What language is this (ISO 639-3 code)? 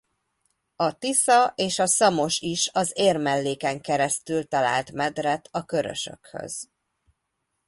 hun